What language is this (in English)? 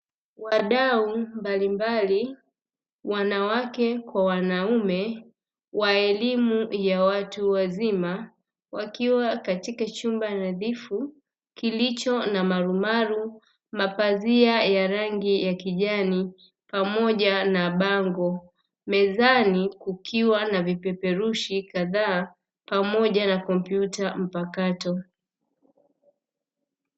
Swahili